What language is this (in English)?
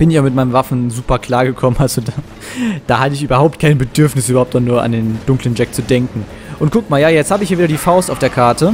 German